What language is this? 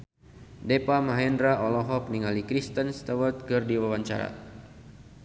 Sundanese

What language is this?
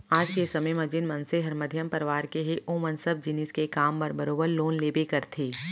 Chhattisgarhi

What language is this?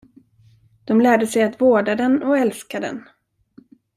Swedish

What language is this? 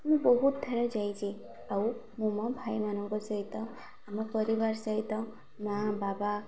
Odia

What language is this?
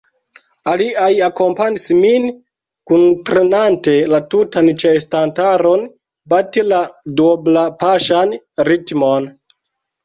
Esperanto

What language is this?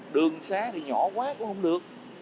Vietnamese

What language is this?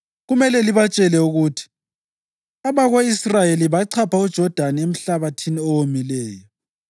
North Ndebele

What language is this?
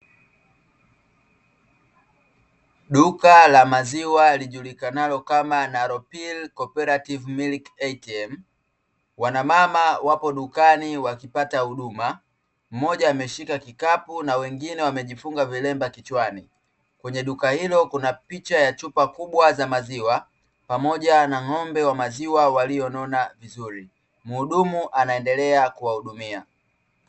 Swahili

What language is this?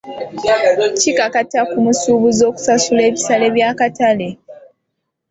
Ganda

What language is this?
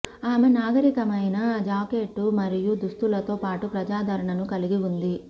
Telugu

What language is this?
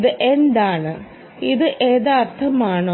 Malayalam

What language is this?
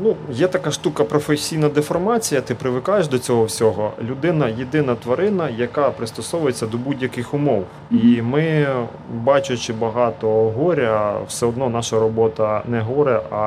Ukrainian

